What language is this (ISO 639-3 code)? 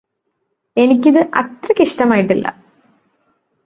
mal